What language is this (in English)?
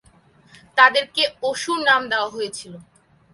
Bangla